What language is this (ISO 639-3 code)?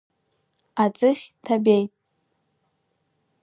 abk